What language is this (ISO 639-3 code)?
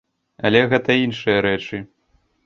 bel